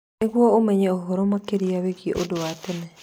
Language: Kikuyu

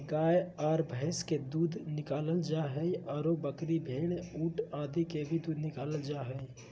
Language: Magahi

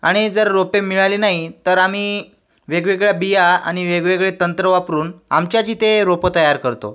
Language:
Marathi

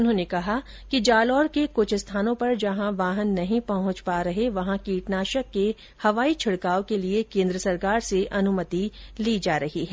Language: Hindi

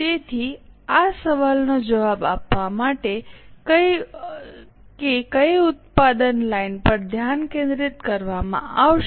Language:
Gujarati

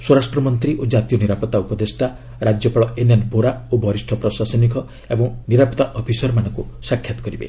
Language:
Odia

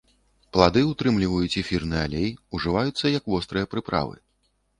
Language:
Belarusian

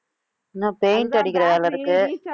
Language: Tamil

